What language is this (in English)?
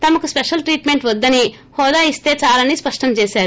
Telugu